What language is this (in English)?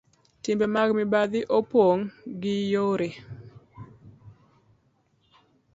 Luo (Kenya and Tanzania)